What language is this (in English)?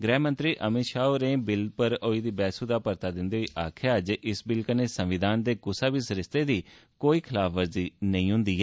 Dogri